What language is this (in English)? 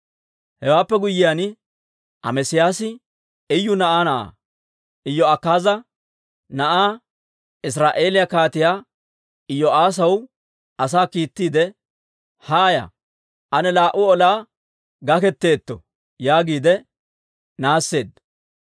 Dawro